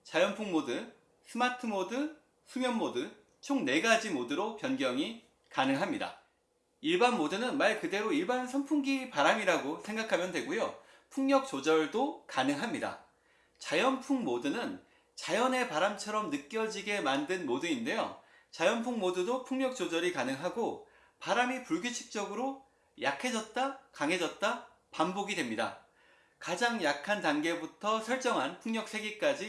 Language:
Korean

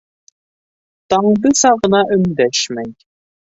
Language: Bashkir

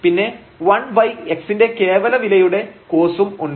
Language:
Malayalam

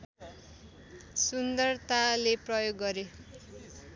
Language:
Nepali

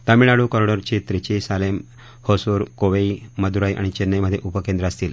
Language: Marathi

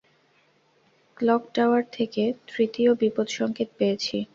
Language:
Bangla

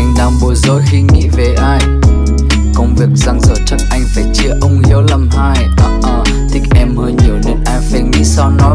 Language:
Vietnamese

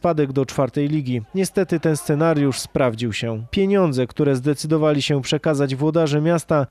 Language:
Polish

